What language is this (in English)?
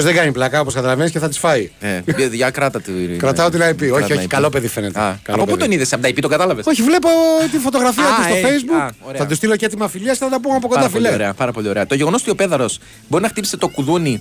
Greek